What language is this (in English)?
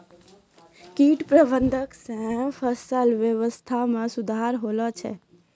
Maithili